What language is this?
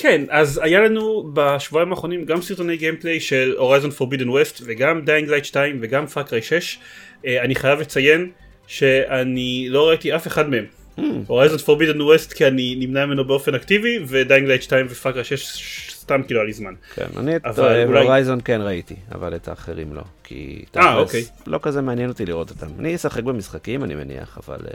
Hebrew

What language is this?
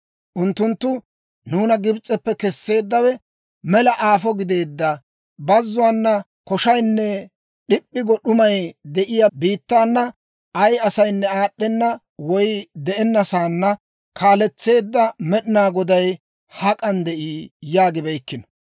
Dawro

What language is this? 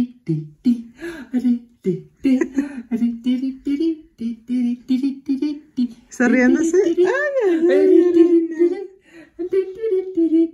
Spanish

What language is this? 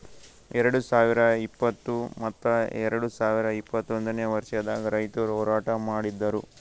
Kannada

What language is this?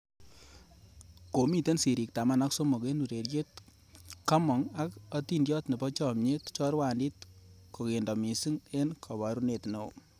Kalenjin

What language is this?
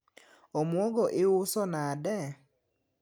Luo (Kenya and Tanzania)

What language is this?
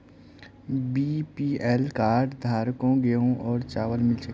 Magahi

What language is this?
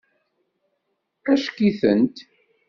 Kabyle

